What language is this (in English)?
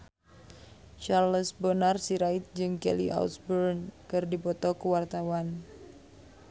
Sundanese